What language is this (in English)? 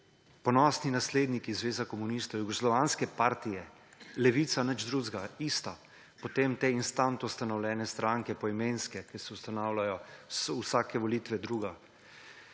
Slovenian